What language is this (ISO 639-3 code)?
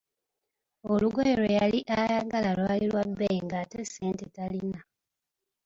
lug